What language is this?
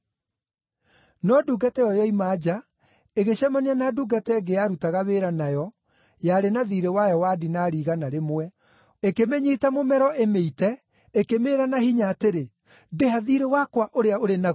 Kikuyu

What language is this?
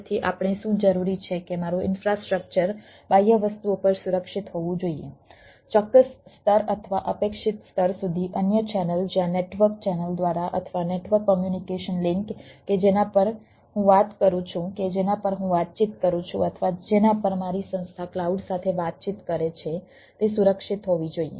Gujarati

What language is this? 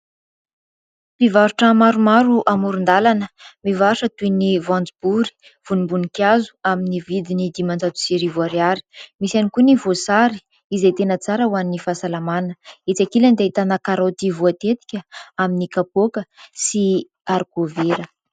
Malagasy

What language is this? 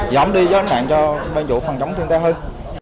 Vietnamese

